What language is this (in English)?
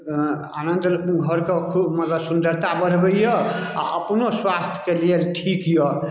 Maithili